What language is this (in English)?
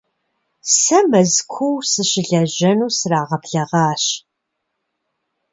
Kabardian